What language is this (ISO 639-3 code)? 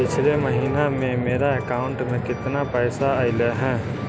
mag